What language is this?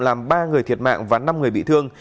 Vietnamese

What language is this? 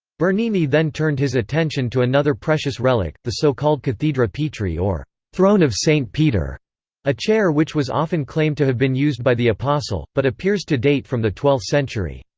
English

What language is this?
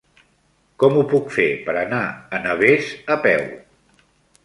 Catalan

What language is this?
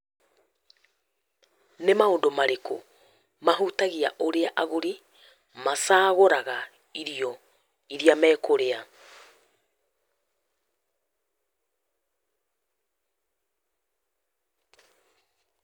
Kikuyu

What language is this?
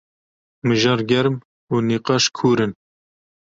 Kurdish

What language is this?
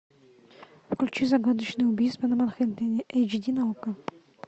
Russian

